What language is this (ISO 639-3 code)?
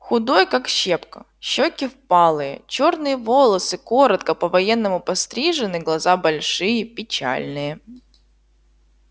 rus